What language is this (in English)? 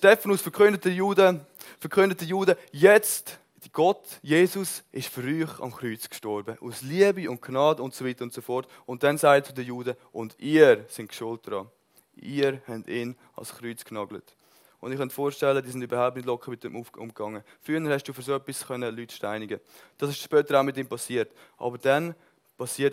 German